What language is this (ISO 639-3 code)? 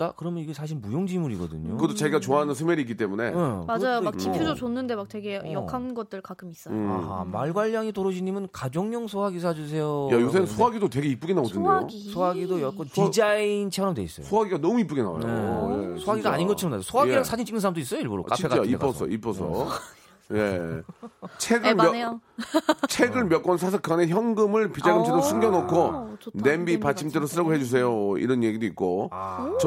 kor